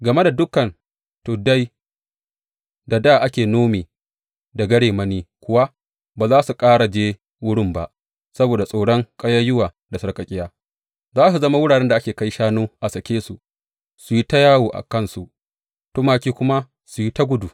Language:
Hausa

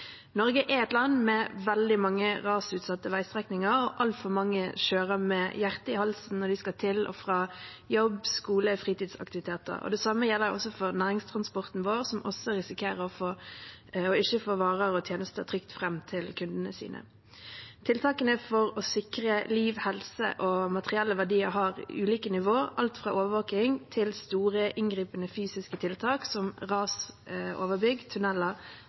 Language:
Norwegian Bokmål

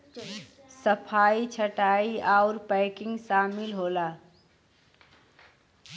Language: Bhojpuri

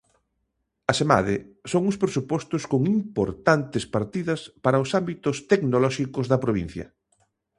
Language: Galician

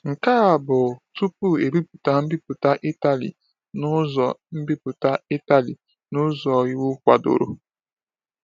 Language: Igbo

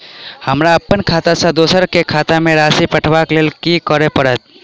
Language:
Maithili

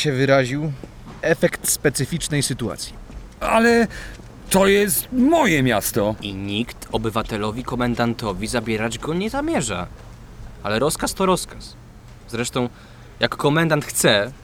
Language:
Polish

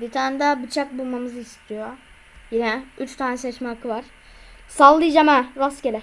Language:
Turkish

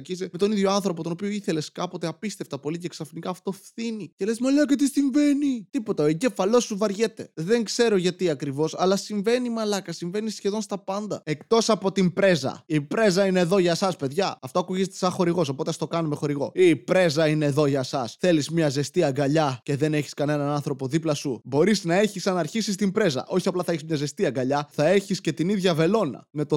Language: Greek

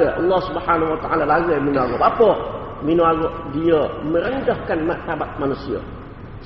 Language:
Malay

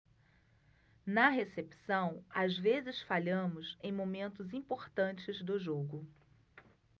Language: Portuguese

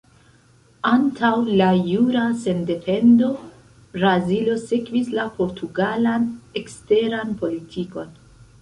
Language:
Esperanto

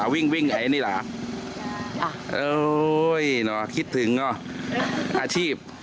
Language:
Thai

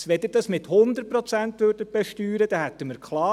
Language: Swiss German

